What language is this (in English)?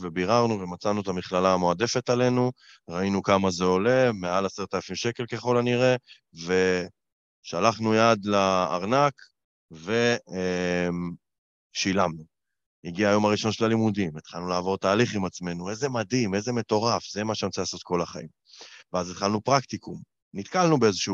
Hebrew